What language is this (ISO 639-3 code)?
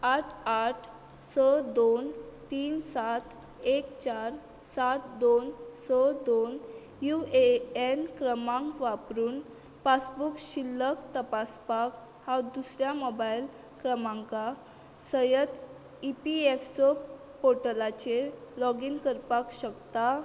kok